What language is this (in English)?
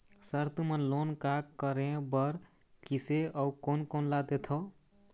Chhattisgarhi